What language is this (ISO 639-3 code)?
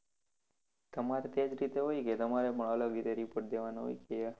guj